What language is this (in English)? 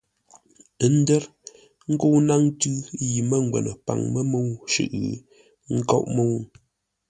Ngombale